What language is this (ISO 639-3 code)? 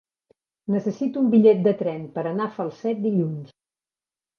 cat